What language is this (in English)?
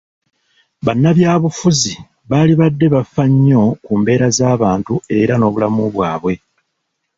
Ganda